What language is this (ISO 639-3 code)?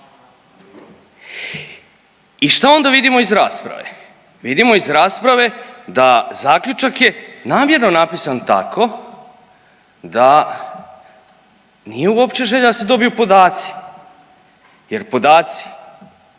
hrv